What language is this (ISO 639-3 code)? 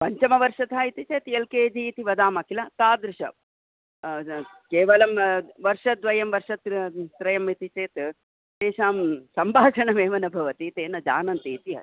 san